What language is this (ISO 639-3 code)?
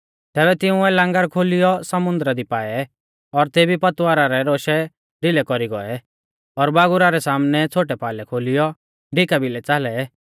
bfz